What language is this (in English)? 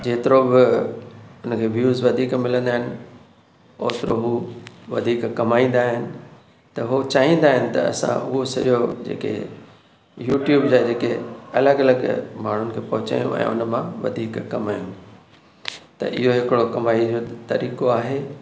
Sindhi